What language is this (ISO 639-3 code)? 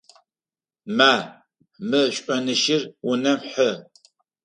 ady